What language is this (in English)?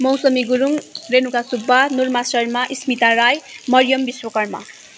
Nepali